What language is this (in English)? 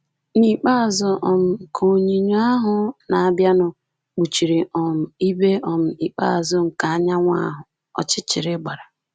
Igbo